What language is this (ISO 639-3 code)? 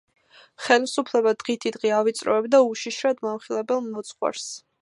kat